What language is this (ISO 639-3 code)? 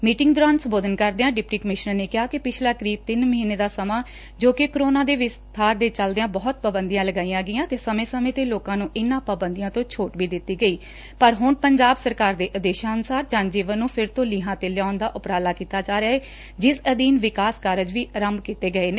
pan